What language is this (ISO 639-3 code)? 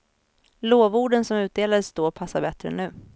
swe